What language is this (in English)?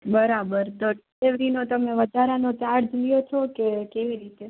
Gujarati